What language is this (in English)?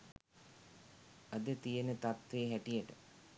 Sinhala